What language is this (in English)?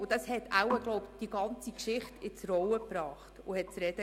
Swiss German